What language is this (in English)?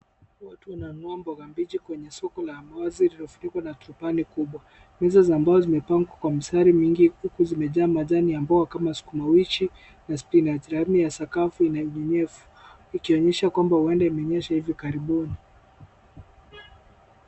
Swahili